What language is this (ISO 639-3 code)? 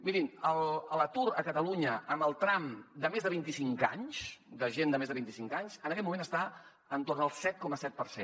cat